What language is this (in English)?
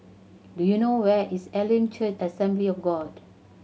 English